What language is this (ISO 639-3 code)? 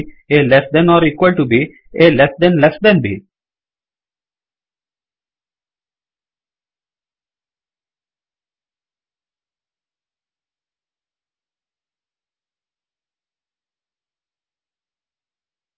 kan